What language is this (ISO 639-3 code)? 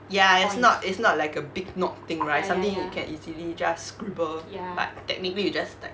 eng